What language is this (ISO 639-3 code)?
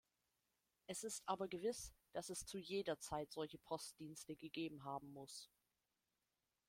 deu